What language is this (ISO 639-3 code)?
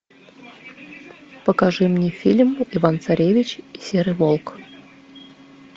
rus